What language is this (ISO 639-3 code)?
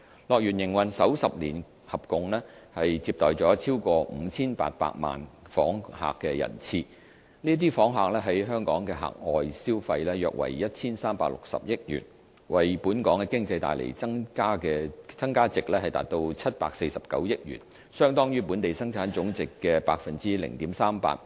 yue